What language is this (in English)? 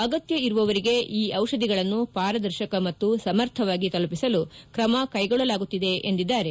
Kannada